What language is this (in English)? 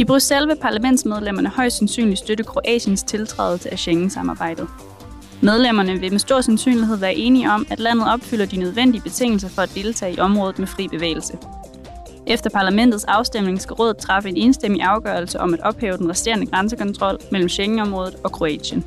Danish